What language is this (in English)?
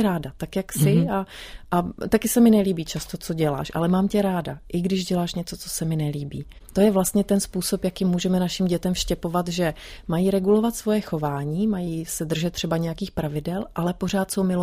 Czech